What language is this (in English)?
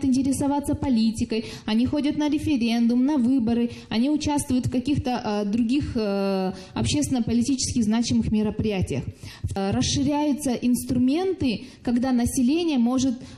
Russian